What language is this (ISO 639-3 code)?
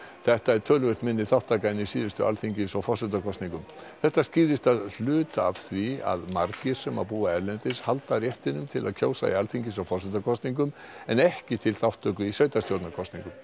isl